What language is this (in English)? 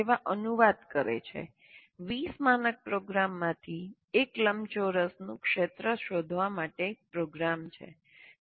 Gujarati